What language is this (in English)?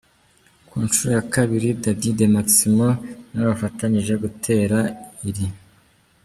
Kinyarwanda